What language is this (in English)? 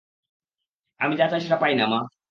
Bangla